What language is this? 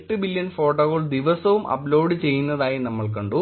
Malayalam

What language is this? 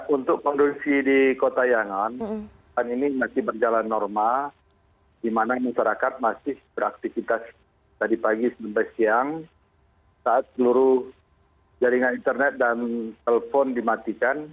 Indonesian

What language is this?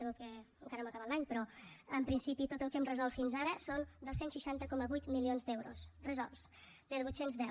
Catalan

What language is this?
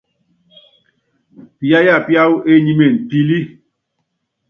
Yangben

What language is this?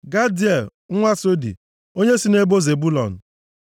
Igbo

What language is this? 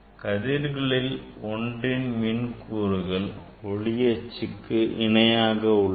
Tamil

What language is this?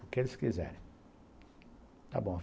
Portuguese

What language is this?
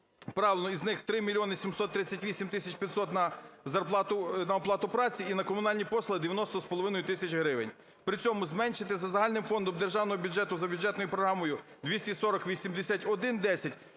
Ukrainian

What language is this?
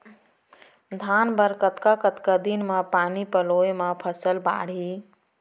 Chhattisgarhi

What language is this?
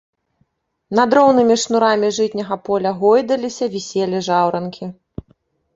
Belarusian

